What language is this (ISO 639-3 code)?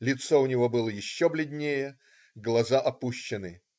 rus